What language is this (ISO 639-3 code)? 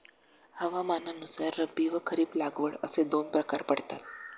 mar